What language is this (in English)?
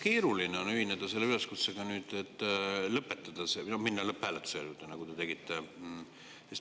Estonian